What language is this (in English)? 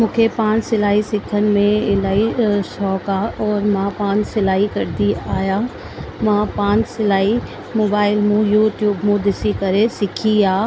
Sindhi